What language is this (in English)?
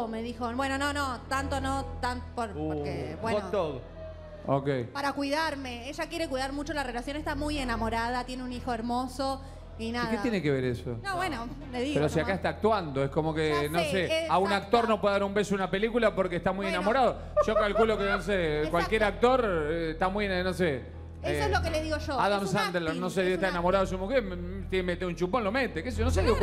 Spanish